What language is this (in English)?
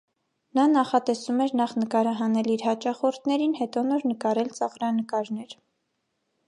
Armenian